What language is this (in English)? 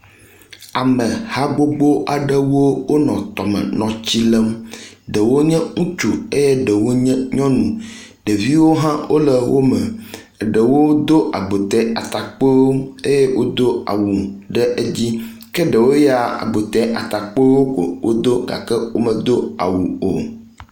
Ewe